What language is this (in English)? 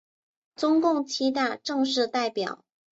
Chinese